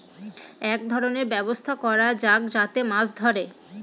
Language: Bangla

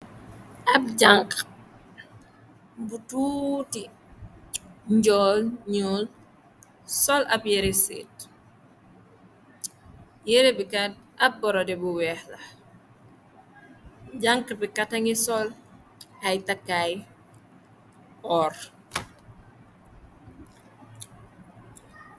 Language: Wolof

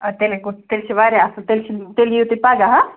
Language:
Kashmiri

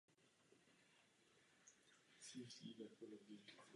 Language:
Czech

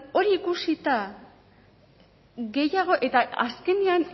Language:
Basque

